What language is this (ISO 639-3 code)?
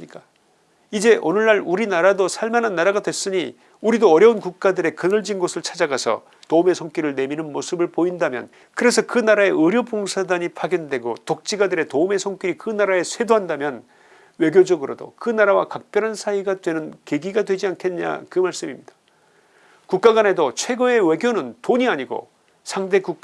kor